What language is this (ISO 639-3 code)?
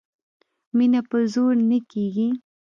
pus